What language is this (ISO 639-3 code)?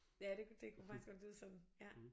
dan